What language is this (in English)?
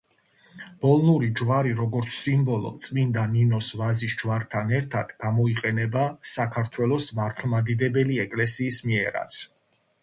Georgian